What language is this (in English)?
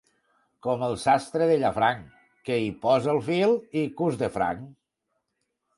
Catalan